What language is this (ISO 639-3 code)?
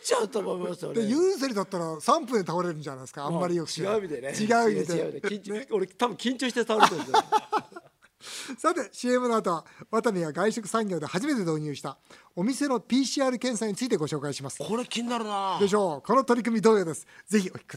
jpn